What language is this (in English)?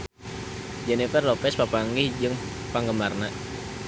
Sundanese